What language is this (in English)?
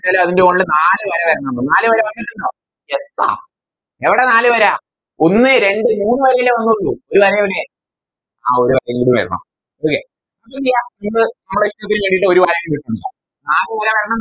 Malayalam